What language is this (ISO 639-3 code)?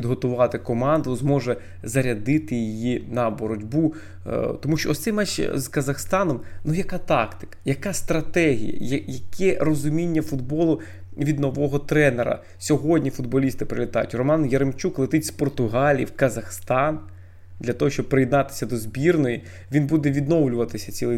ukr